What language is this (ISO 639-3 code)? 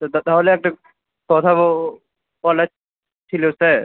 ben